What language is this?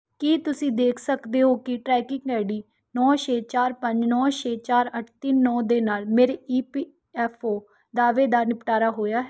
Punjabi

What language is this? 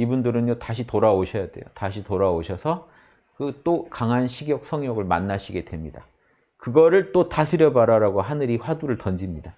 Korean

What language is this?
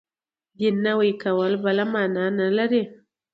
Pashto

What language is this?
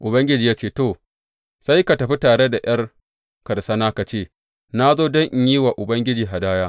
Hausa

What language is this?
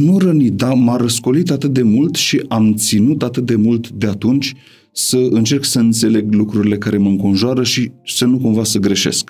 Romanian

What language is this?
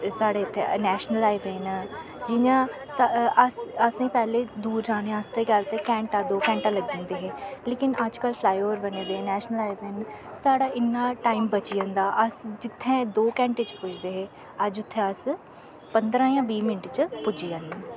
Dogri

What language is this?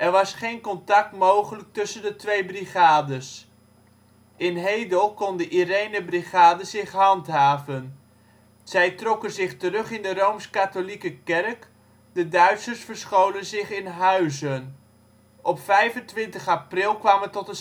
Dutch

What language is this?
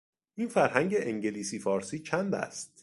Persian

